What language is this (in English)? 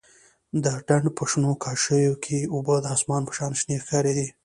Pashto